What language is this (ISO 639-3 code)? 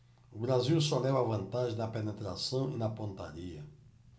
por